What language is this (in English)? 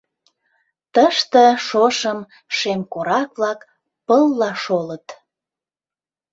Mari